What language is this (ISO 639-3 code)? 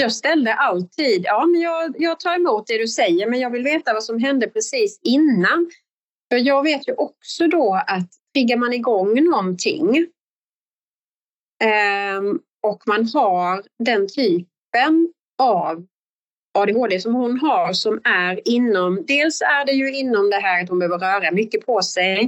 swe